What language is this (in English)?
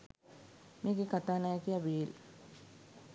Sinhala